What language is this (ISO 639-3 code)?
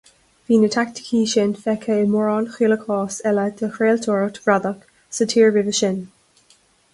gle